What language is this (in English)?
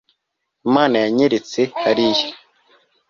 Kinyarwanda